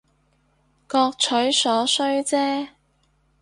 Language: Cantonese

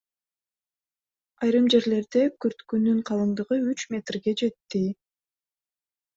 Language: Kyrgyz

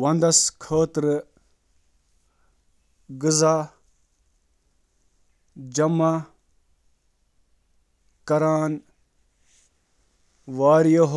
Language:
Kashmiri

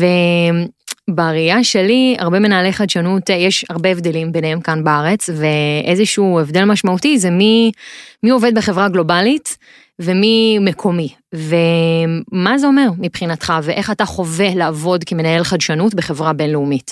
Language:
Hebrew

